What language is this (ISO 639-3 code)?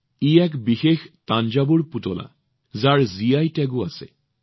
asm